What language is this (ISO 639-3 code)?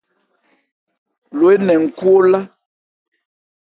ebr